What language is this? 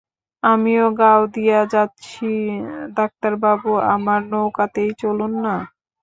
Bangla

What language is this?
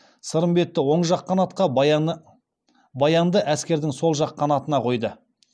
Kazakh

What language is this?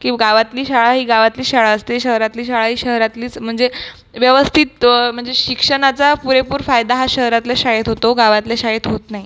Marathi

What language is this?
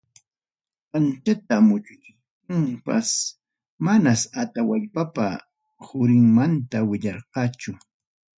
Ayacucho Quechua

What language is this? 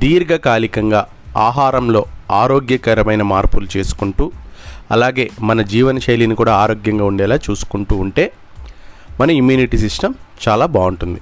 Telugu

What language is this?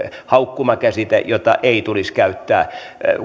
Finnish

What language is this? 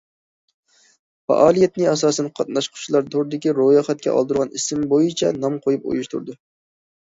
Uyghur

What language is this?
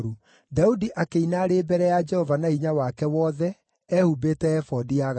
Kikuyu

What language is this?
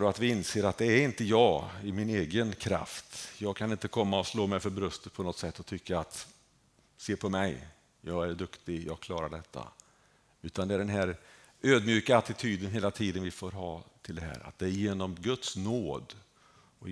Swedish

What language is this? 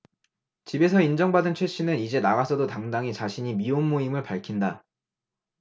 Korean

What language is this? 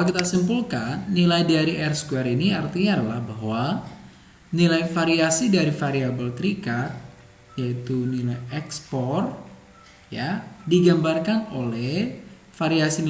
Indonesian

